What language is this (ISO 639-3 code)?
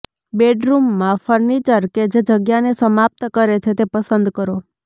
guj